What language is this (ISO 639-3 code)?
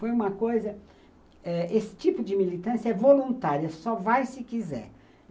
por